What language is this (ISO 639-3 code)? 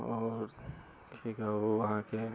mai